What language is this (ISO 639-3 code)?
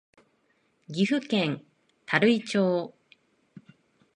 jpn